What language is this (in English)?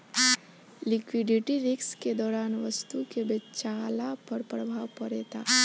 Bhojpuri